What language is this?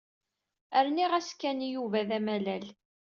Kabyle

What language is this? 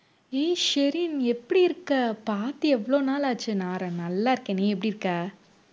Tamil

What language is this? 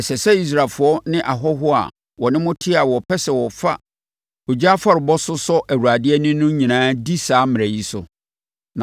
Akan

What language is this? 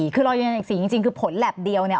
Thai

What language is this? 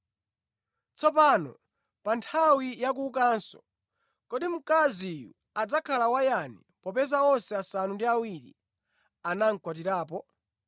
Nyanja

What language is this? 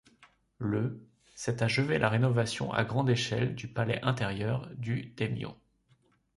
French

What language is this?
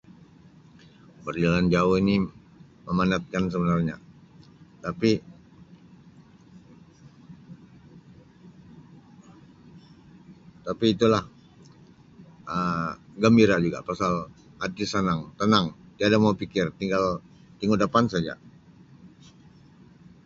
Sabah Malay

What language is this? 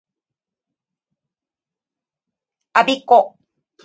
Japanese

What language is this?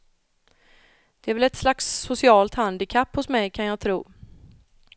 Swedish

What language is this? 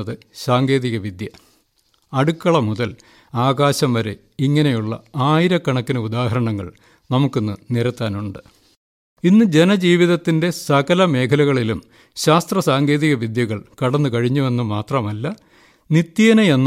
Malayalam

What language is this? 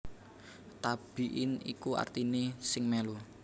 Javanese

